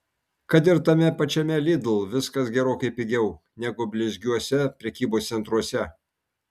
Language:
Lithuanian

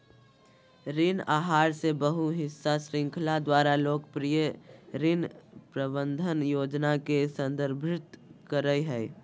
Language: Magahi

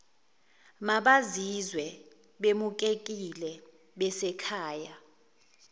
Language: Zulu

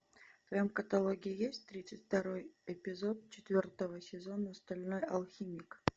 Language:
Russian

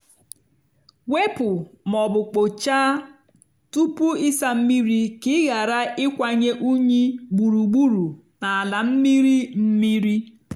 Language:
Igbo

